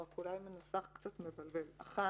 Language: Hebrew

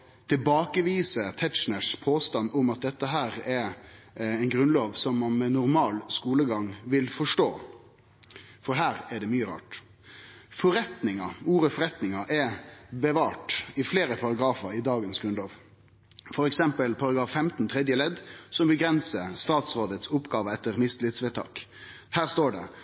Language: Norwegian Nynorsk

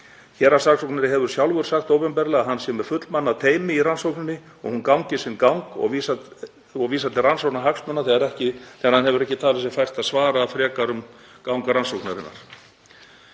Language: Icelandic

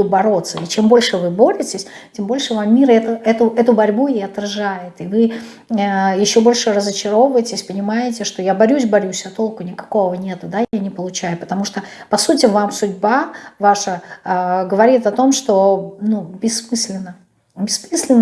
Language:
Russian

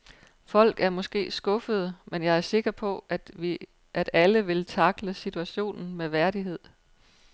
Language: Danish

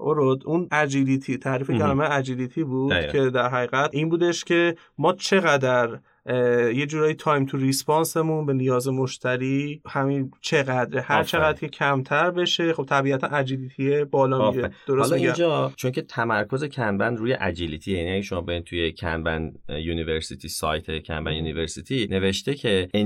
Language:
Persian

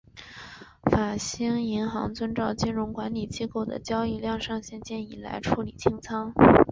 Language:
Chinese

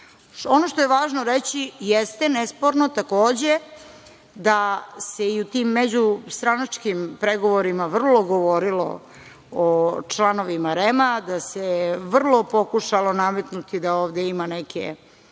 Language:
Serbian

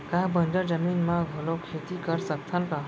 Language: Chhattisgarhi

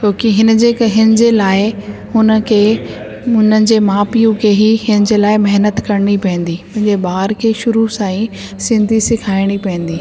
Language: Sindhi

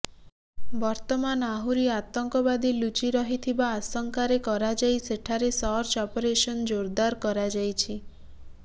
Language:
Odia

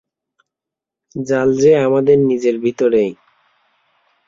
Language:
Bangla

